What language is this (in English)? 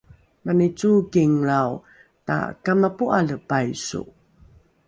Rukai